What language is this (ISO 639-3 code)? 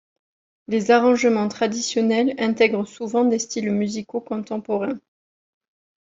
fra